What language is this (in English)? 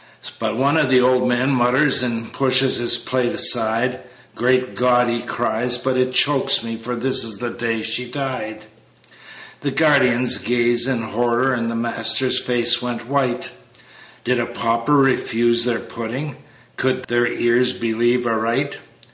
English